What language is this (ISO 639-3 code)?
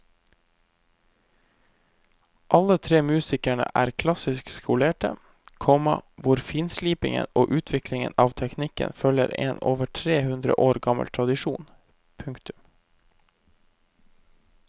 nor